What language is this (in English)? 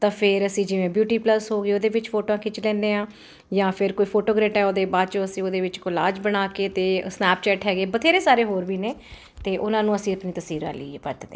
Punjabi